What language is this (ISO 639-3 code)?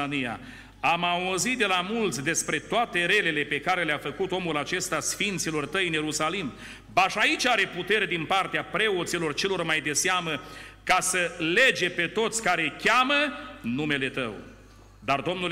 ron